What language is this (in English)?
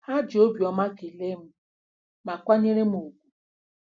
Igbo